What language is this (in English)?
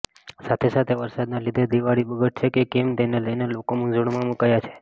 Gujarati